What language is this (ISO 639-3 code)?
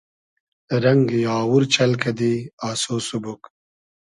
haz